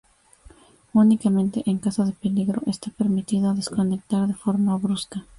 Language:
Spanish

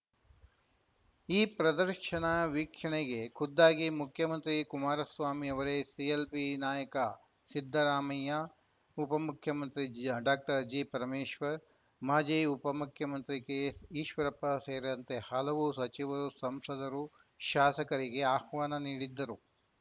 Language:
Kannada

